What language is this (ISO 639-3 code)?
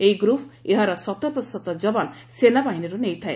ori